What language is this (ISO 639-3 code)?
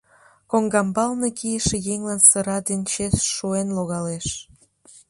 chm